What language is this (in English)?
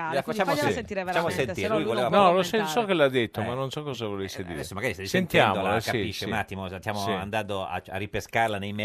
Italian